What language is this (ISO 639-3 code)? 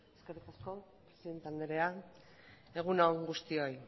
eus